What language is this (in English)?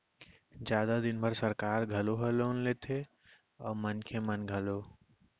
Chhattisgarhi